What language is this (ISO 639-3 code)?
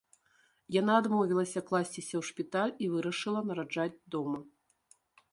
bel